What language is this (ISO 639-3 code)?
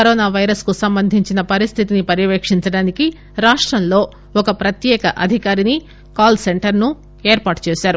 tel